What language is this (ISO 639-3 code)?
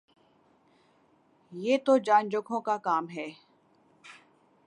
urd